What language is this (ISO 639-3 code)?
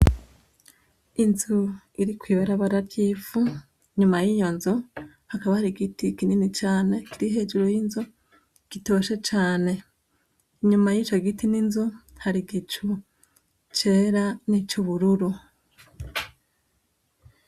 run